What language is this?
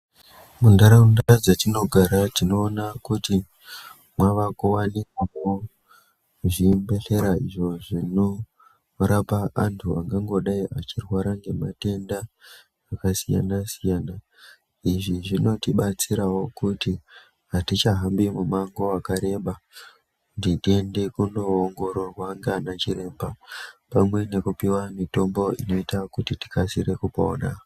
Ndau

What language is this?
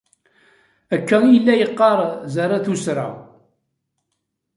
Kabyle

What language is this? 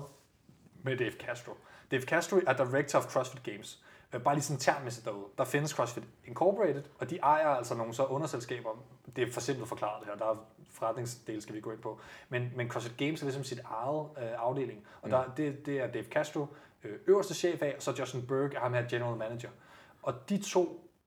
Danish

